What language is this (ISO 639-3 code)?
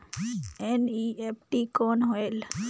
hne